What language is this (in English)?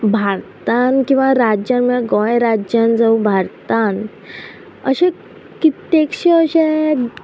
Konkani